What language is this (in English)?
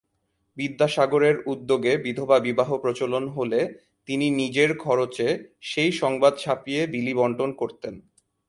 Bangla